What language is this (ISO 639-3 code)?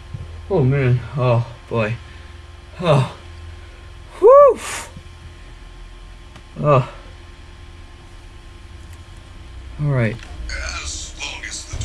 eng